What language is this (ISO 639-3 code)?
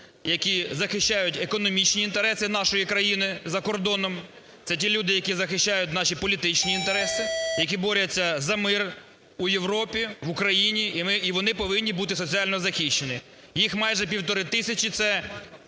ukr